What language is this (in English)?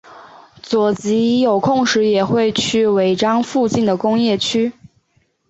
Chinese